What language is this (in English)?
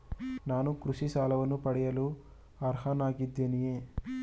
Kannada